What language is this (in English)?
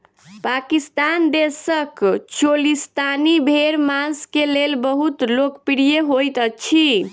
Maithili